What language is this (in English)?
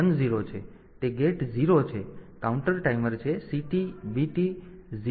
Gujarati